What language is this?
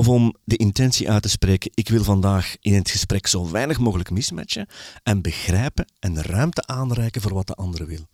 Dutch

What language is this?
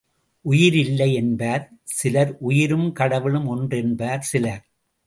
Tamil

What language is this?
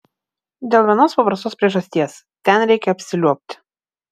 Lithuanian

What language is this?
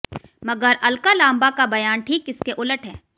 Hindi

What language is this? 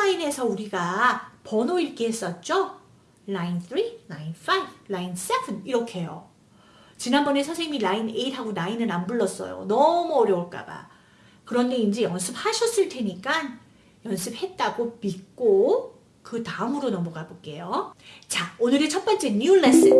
Korean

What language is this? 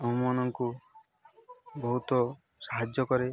Odia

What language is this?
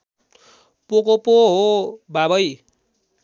Nepali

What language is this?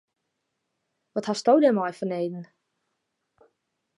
Western Frisian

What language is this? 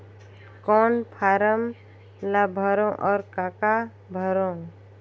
Chhattisgarhi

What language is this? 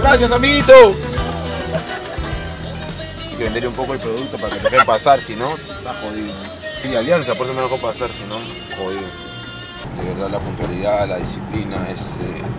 Spanish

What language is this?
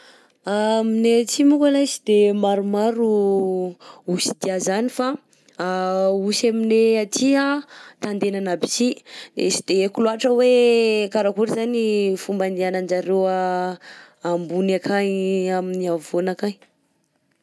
Southern Betsimisaraka Malagasy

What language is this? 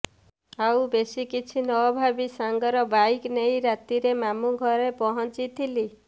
Odia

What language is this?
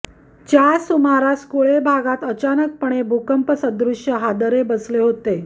Marathi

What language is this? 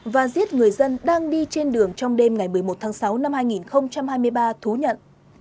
Vietnamese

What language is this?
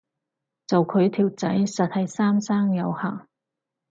Cantonese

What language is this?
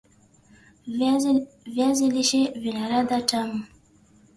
Swahili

